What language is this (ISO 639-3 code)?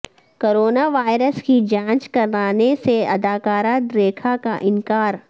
urd